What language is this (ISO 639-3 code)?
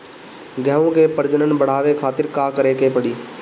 bho